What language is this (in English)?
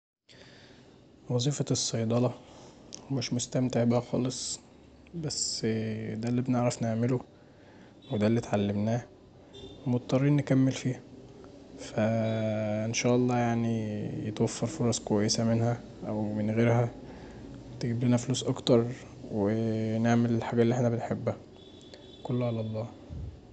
Egyptian Arabic